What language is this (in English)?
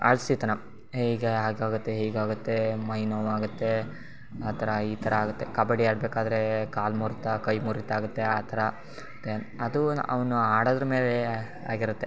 Kannada